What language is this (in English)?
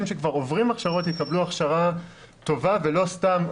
Hebrew